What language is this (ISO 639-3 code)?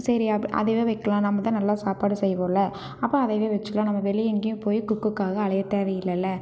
tam